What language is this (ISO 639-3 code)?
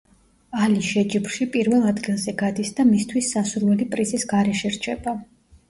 kat